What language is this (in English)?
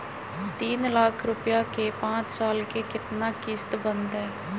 Magahi